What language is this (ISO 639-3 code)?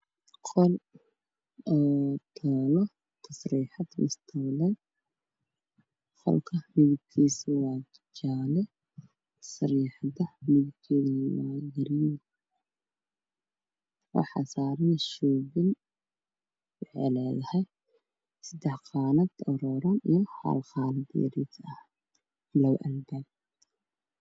som